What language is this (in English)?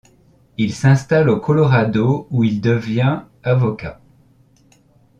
French